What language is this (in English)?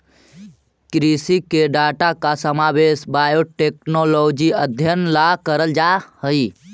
Magahi